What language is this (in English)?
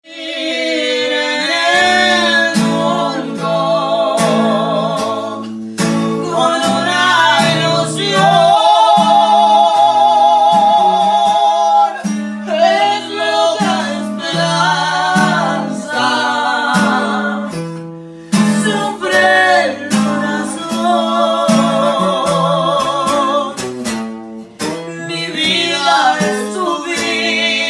Spanish